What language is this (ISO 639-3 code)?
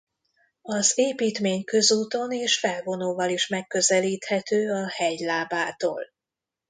hun